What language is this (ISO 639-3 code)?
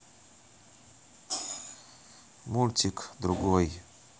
rus